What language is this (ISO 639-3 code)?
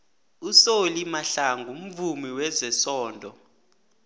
nbl